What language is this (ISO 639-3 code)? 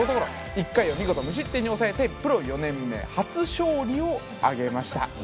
jpn